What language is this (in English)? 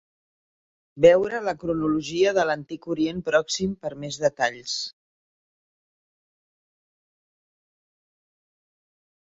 Catalan